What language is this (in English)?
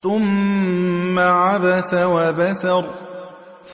Arabic